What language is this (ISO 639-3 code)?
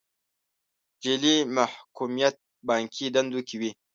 pus